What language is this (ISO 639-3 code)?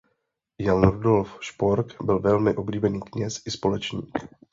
ces